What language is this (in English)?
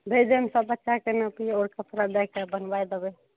Maithili